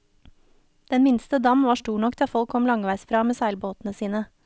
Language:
Norwegian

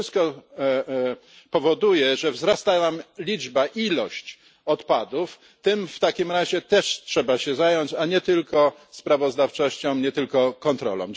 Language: Polish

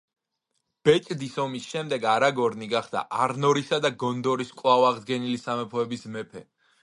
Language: Georgian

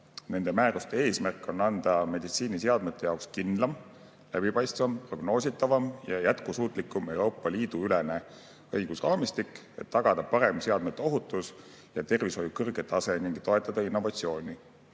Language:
Estonian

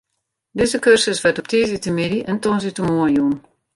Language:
Western Frisian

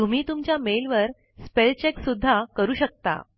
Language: Marathi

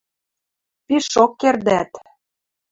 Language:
Western Mari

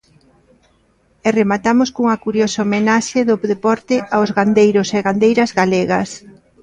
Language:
Galician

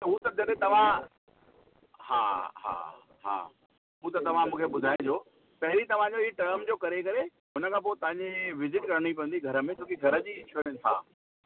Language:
Sindhi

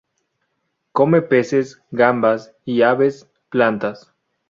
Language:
Spanish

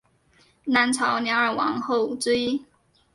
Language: Chinese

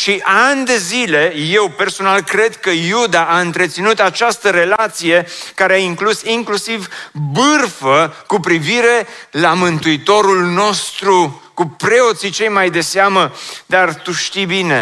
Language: Romanian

